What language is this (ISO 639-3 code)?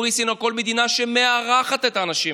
heb